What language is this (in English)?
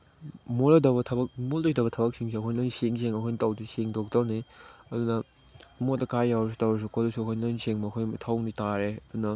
Manipuri